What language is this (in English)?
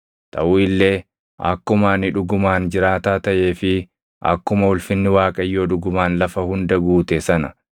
Oromo